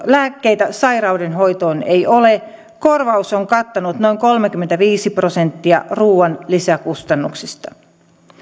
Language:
Finnish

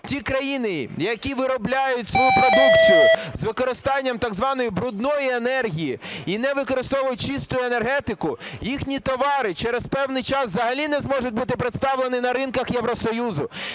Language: Ukrainian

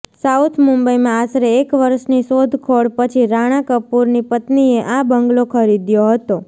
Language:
Gujarati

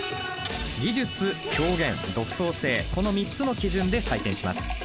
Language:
Japanese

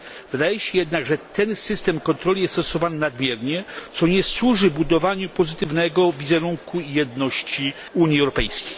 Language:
Polish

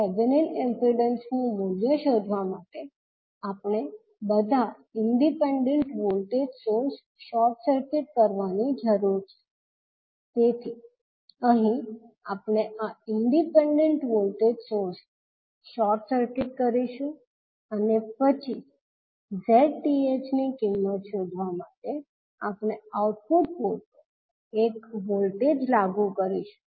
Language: Gujarati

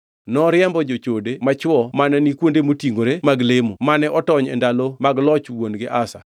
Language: Luo (Kenya and Tanzania)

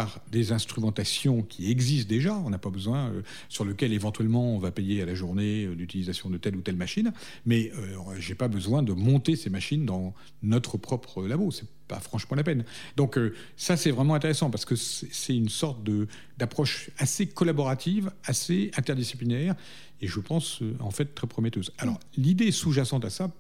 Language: French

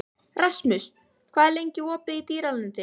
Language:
Icelandic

